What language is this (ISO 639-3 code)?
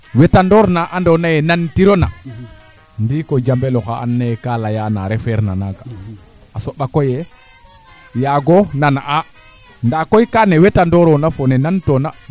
srr